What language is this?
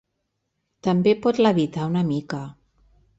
Catalan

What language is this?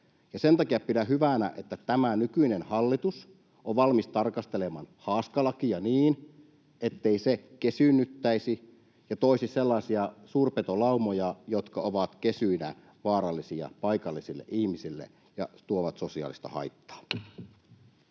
Finnish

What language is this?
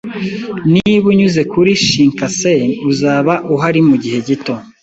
Kinyarwanda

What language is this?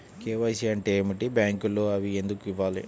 Telugu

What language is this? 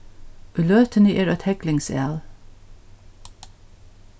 Faroese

